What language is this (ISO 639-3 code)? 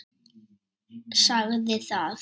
isl